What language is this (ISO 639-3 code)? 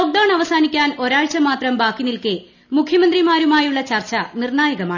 mal